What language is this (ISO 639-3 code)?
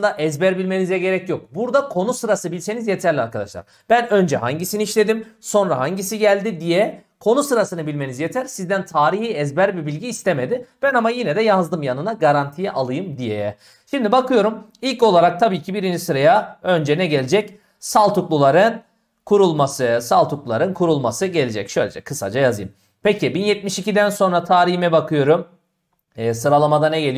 tur